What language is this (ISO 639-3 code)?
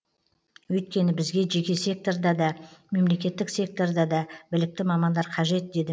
kaz